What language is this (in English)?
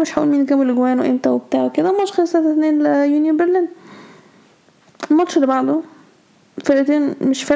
Arabic